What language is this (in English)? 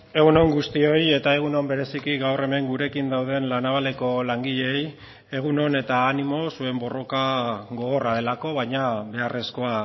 Basque